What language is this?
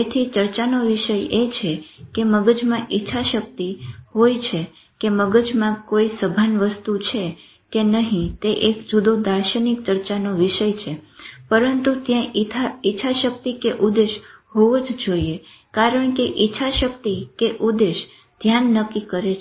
Gujarati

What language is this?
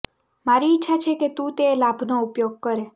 Gujarati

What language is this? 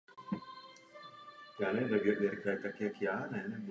Czech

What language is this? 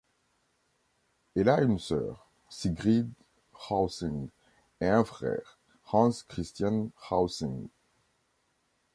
French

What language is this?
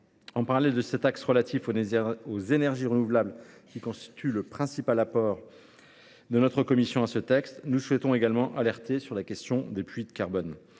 French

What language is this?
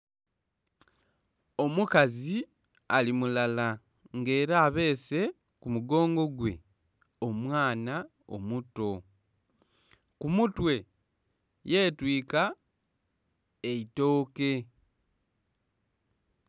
Soga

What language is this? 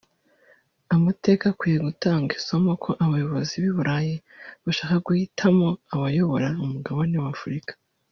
Kinyarwanda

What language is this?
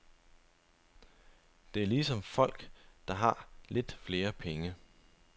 Danish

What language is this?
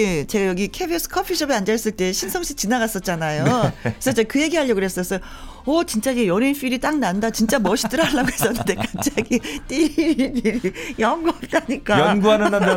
Korean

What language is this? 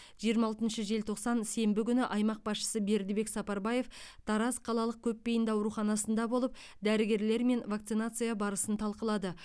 Kazakh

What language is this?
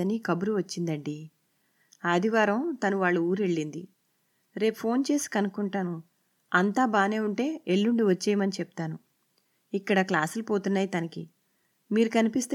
Telugu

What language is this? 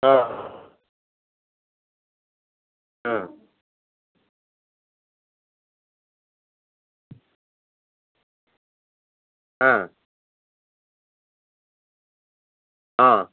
Odia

